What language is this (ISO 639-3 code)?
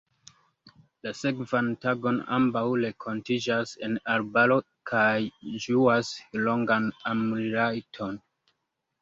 epo